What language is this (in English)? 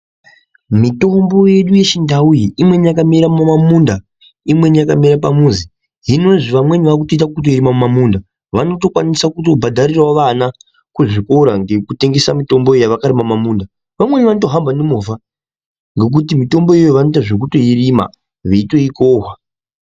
Ndau